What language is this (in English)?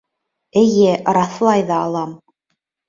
Bashkir